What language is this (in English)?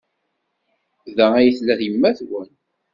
Kabyle